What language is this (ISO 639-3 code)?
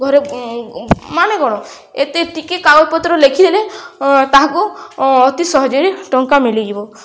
ori